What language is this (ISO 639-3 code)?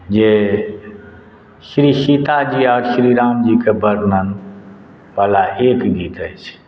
mai